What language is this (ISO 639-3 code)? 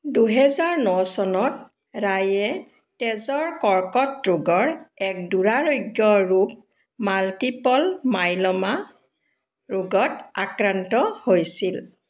asm